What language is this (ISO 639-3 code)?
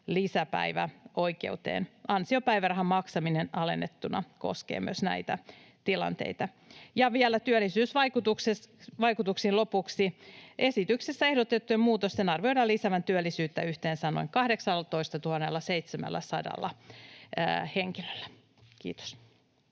fin